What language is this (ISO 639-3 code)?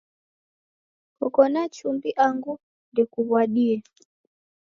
dav